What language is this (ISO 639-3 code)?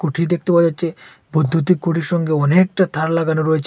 ben